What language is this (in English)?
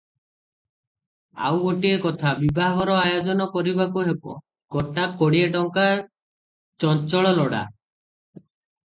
Odia